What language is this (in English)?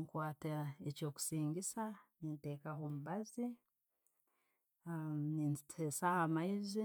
Tooro